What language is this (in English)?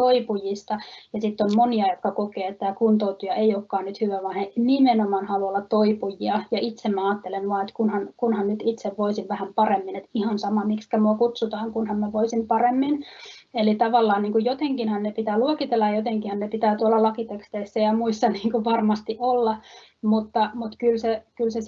Finnish